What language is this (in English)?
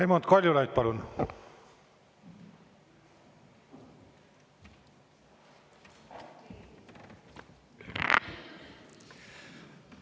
Estonian